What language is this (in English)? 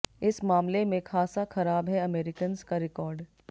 Hindi